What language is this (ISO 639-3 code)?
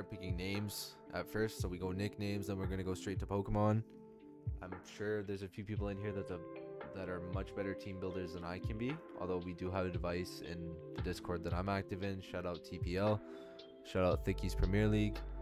eng